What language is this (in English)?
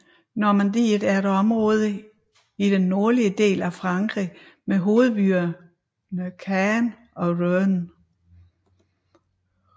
Danish